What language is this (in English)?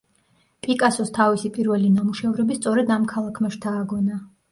Georgian